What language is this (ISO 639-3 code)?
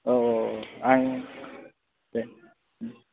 brx